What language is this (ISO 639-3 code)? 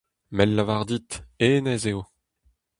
bre